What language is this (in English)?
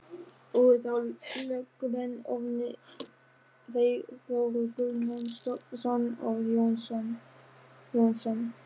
Icelandic